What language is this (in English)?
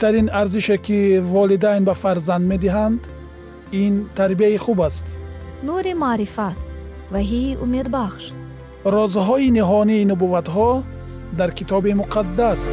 Persian